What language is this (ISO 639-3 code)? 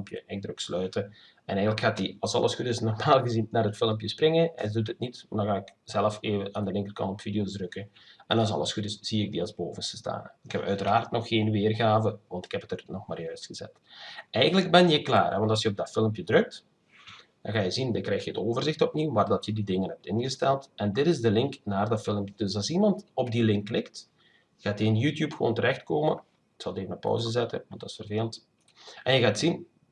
nld